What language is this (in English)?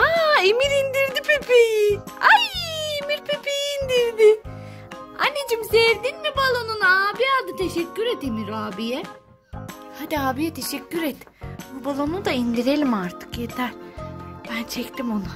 Turkish